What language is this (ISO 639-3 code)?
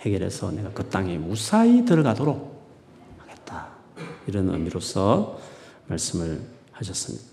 kor